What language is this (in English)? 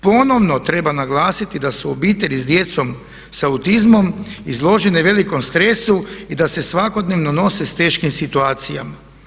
Croatian